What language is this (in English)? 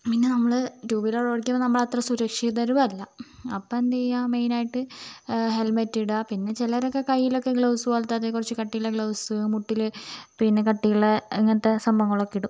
Malayalam